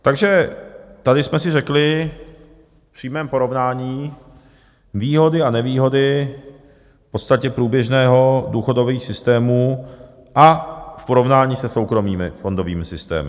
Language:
Czech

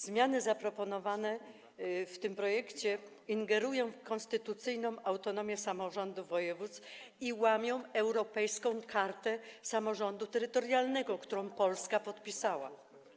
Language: Polish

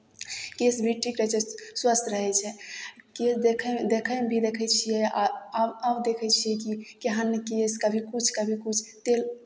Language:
Maithili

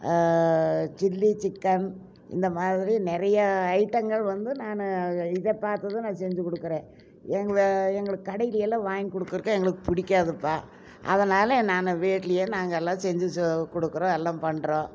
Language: Tamil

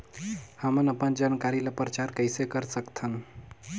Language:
Chhattisgarhi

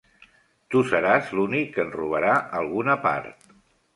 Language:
Catalan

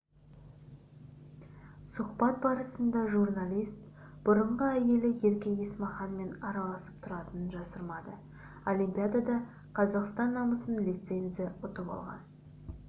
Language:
Kazakh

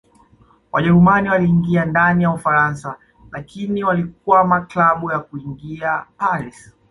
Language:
Swahili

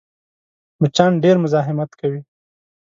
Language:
Pashto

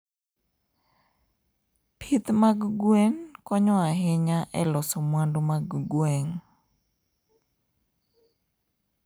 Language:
Luo (Kenya and Tanzania)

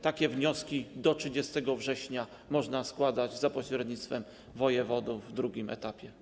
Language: Polish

